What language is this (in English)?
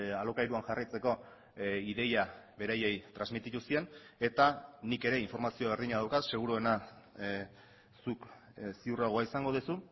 Basque